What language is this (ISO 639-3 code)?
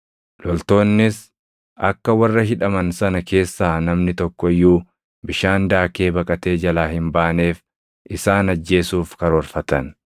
orm